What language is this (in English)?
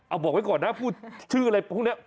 Thai